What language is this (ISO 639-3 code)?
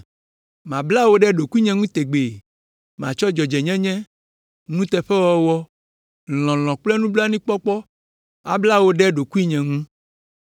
ewe